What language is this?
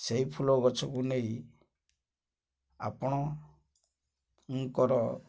Odia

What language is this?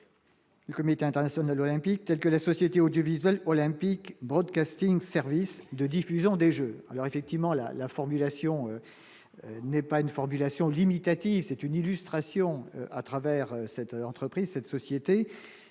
French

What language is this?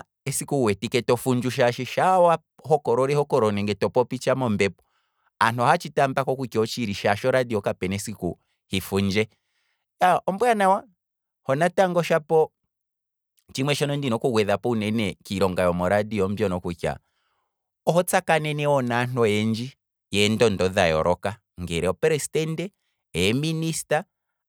Kwambi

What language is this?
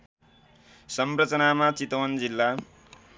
Nepali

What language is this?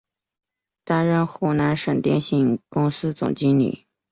Chinese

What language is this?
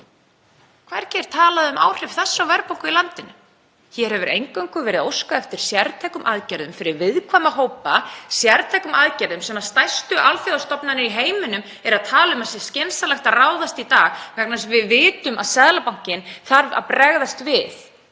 Icelandic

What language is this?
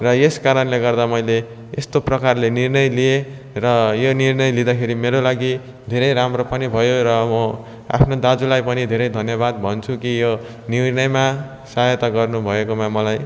Nepali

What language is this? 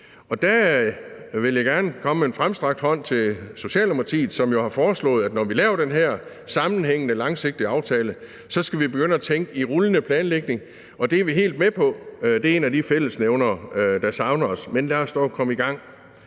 Danish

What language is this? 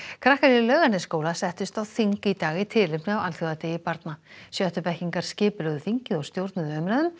Icelandic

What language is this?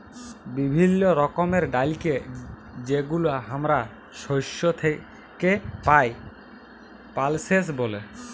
Bangla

